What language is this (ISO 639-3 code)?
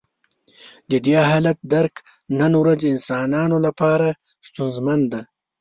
pus